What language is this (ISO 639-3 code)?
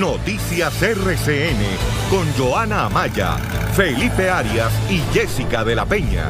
spa